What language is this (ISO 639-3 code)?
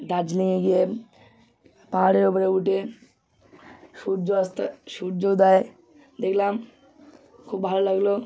ben